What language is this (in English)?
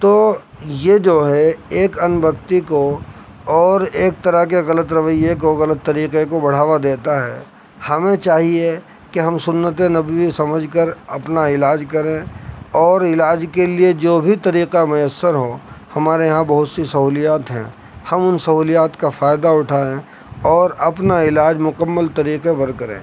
Urdu